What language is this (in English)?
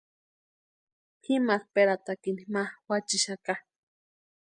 Western Highland Purepecha